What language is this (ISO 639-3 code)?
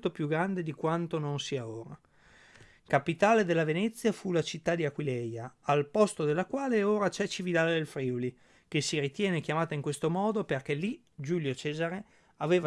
ita